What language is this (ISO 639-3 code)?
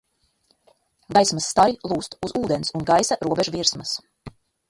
lav